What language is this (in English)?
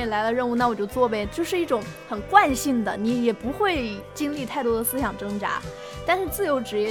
Chinese